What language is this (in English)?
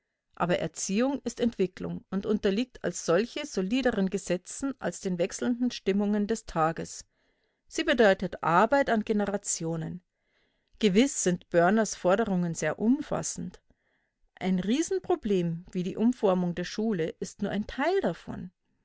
German